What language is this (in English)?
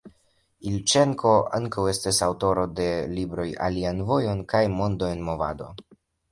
Esperanto